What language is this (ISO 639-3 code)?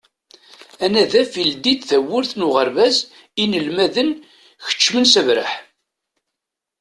kab